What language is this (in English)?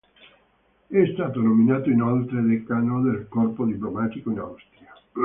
Italian